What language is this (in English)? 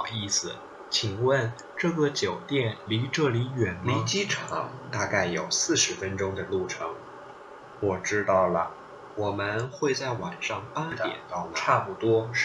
Thai